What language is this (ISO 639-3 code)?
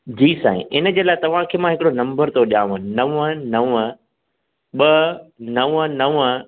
snd